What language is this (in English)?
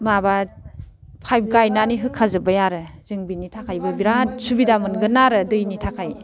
Bodo